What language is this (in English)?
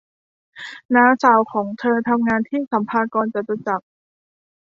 Thai